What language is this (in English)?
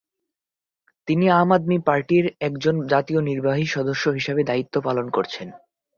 Bangla